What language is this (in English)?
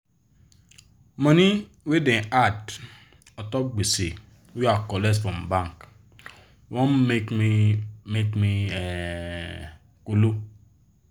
Nigerian Pidgin